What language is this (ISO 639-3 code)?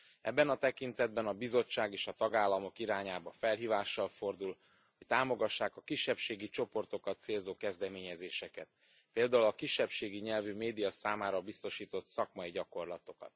hun